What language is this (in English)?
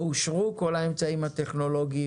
Hebrew